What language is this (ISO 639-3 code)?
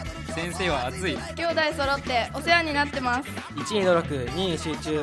jpn